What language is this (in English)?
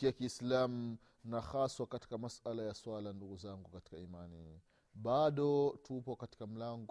Swahili